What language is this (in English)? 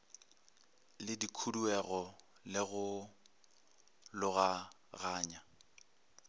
Northern Sotho